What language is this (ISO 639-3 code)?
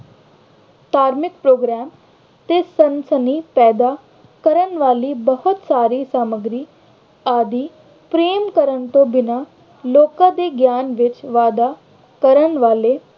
pan